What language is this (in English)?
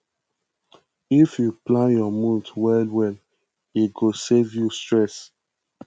Nigerian Pidgin